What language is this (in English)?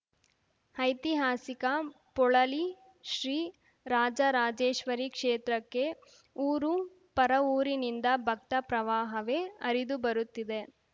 Kannada